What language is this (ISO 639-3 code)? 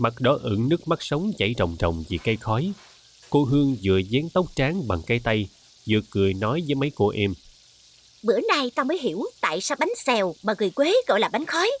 vie